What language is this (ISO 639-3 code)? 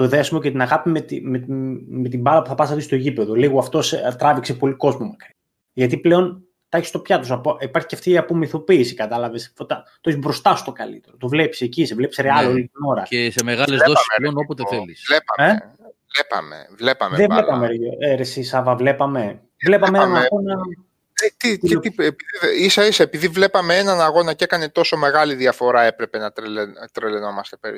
ell